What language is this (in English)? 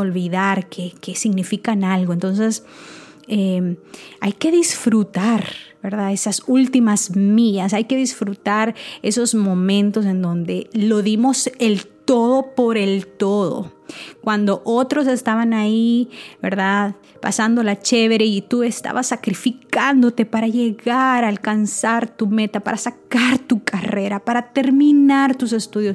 Spanish